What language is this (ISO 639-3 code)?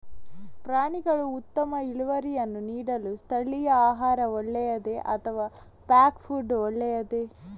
kan